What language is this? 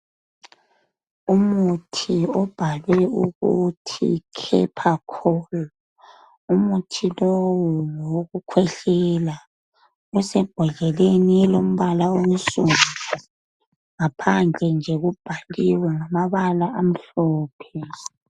North Ndebele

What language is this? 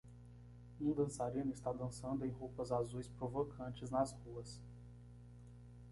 Portuguese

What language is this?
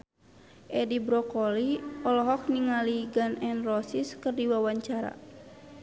Sundanese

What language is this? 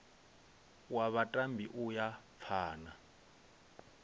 Venda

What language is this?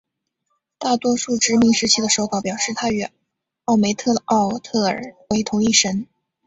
Chinese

